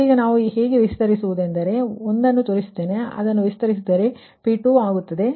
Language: Kannada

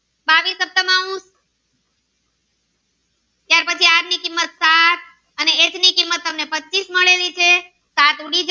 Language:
Gujarati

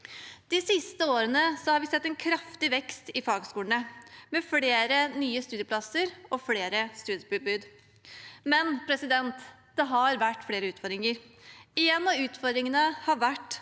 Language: Norwegian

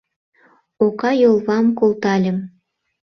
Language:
Mari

